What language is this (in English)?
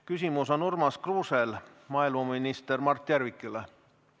Estonian